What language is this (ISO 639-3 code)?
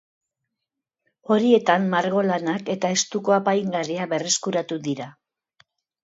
eus